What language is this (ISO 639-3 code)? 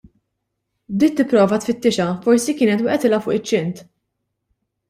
mlt